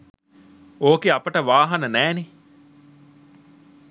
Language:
Sinhala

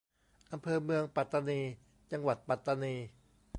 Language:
Thai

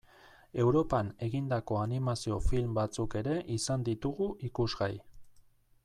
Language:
Basque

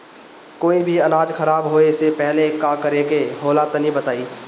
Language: Bhojpuri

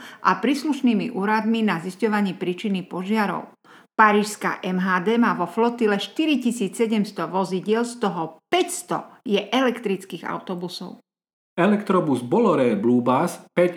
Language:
Slovak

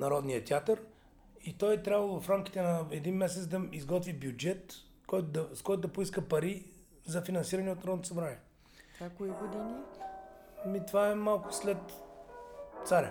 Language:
Bulgarian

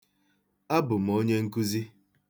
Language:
Igbo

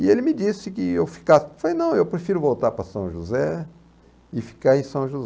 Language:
Portuguese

